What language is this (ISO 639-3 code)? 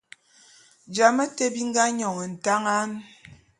bum